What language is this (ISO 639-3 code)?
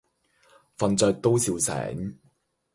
yue